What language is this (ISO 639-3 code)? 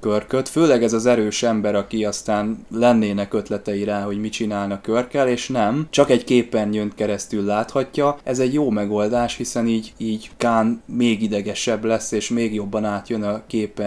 hun